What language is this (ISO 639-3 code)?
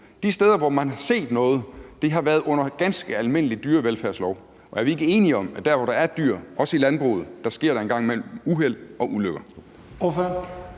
dan